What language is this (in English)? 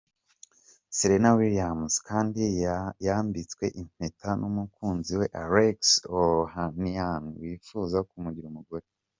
Kinyarwanda